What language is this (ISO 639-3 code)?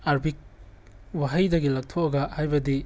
mni